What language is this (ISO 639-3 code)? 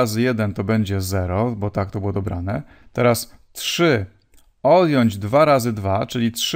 pol